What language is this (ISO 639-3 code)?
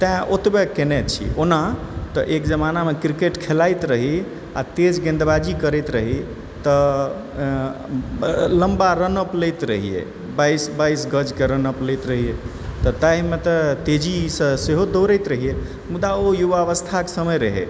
mai